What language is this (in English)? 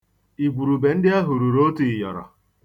Igbo